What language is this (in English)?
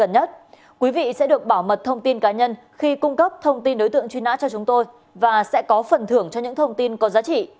Vietnamese